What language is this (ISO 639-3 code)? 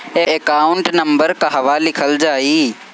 bho